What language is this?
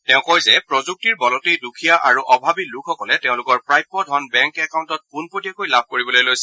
Assamese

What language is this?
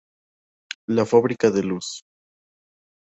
Spanish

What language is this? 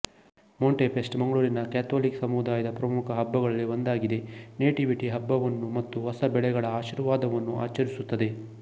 Kannada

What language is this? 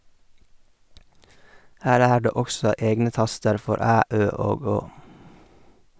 Norwegian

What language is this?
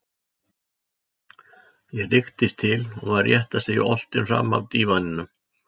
Icelandic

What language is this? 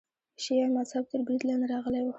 Pashto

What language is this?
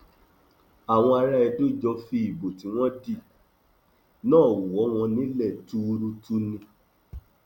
Yoruba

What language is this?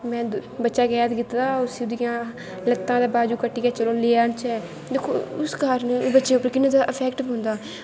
Dogri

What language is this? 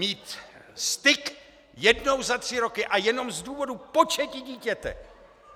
Czech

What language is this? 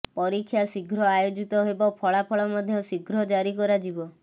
Odia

